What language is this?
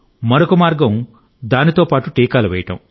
Telugu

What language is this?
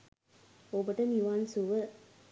Sinhala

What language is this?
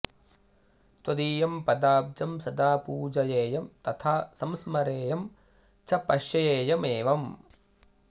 Sanskrit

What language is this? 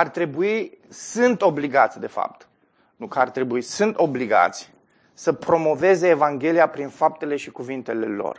Romanian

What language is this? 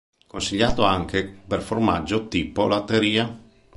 Italian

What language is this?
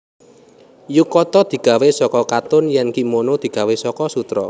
Javanese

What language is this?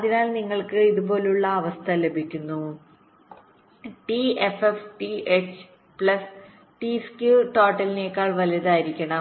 Malayalam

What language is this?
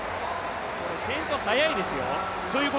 Japanese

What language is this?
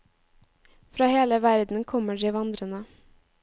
Norwegian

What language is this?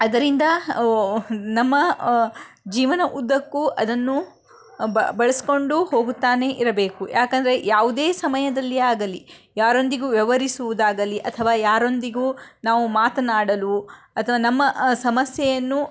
Kannada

